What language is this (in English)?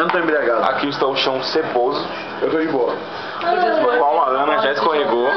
Portuguese